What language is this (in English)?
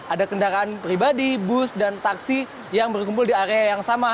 Indonesian